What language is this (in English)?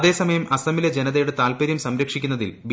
Malayalam